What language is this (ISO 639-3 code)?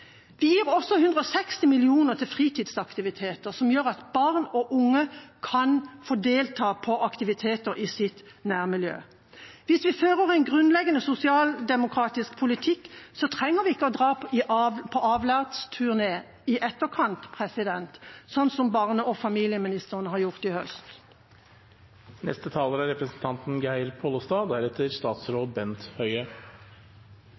nor